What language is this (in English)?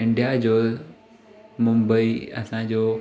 Sindhi